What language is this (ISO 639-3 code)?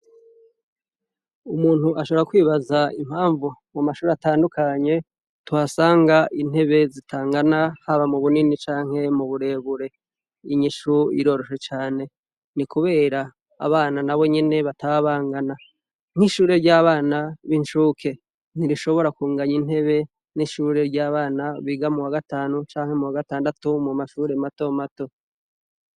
run